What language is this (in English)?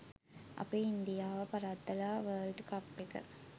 Sinhala